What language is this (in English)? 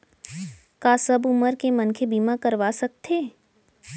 Chhattisgarhi